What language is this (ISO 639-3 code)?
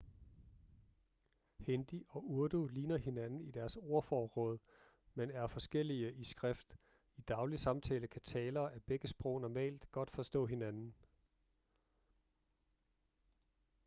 dan